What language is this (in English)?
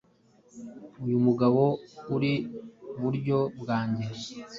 Kinyarwanda